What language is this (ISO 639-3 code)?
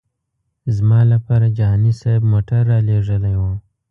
pus